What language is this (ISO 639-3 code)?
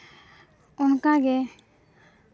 sat